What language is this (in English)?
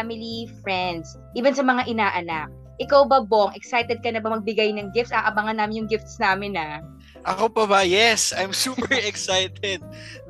Filipino